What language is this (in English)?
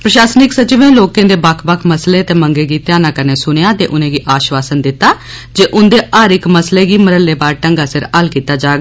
Dogri